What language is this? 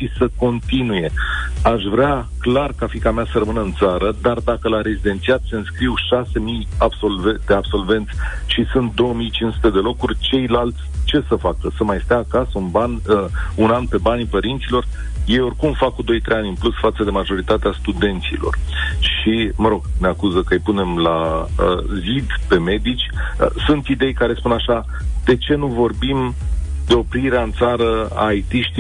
Romanian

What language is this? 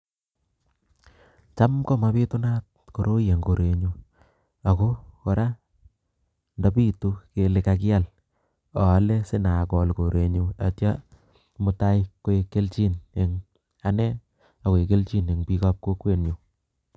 Kalenjin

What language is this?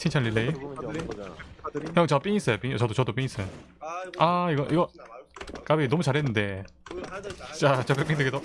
Korean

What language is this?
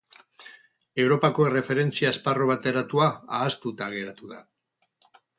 Basque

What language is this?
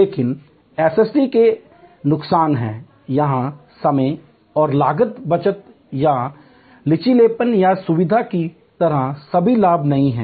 Hindi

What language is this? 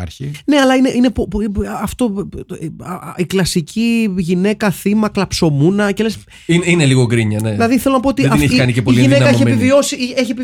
Greek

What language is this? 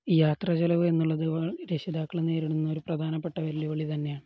Malayalam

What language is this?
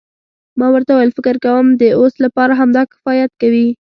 Pashto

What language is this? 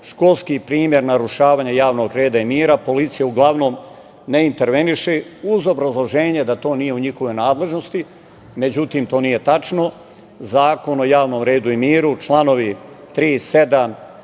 Serbian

